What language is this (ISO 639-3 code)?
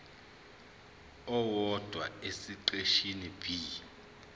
zul